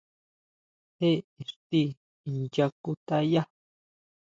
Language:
Huautla Mazatec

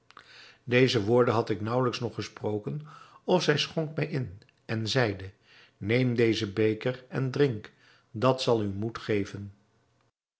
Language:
Dutch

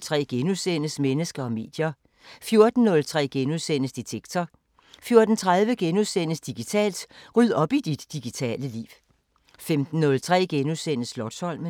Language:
Danish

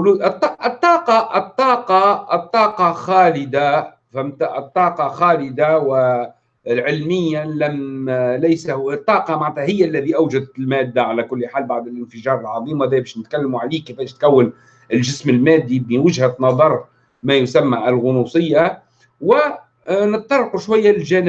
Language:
Arabic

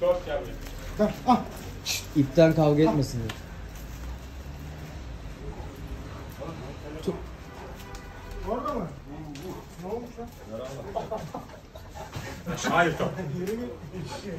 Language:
Turkish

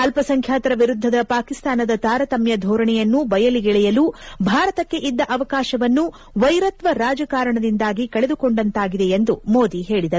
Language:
Kannada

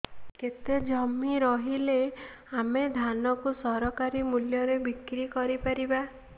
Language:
Odia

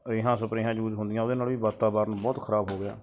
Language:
Punjabi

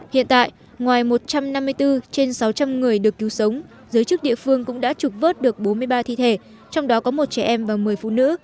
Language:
Vietnamese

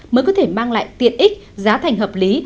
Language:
Vietnamese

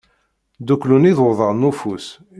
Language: Kabyle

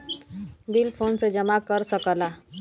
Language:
Bhojpuri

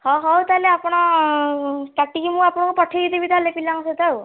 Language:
Odia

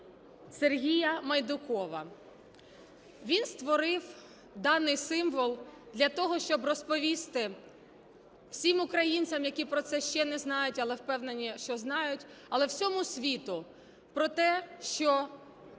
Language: Ukrainian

